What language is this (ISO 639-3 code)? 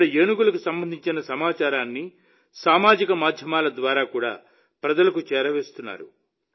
tel